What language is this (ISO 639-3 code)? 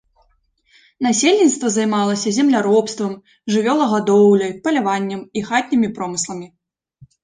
bel